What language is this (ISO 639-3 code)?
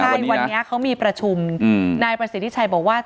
tha